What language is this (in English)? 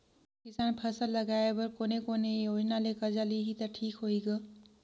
Chhattisgarhi